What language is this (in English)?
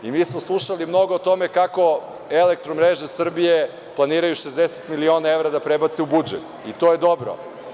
Serbian